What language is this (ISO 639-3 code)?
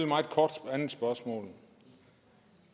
dan